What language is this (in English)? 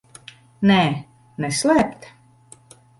Latvian